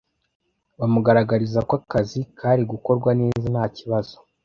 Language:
Kinyarwanda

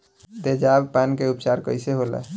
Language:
Bhojpuri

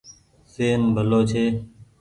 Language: Goaria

